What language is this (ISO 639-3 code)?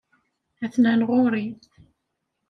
kab